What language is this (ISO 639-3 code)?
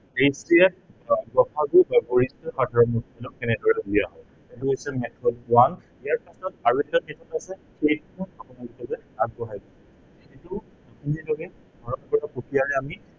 asm